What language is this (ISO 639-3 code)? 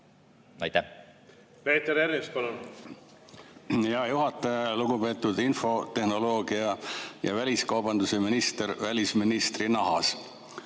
est